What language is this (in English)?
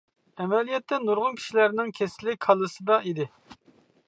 Uyghur